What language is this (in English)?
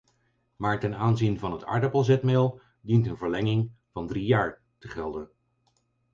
Dutch